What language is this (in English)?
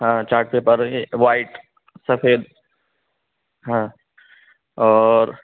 Urdu